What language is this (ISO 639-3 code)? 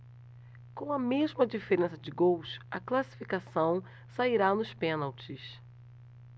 por